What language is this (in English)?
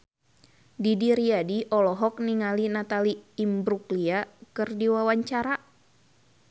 Sundanese